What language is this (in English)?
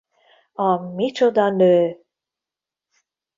Hungarian